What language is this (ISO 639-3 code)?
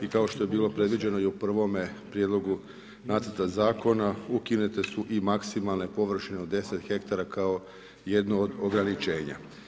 hrv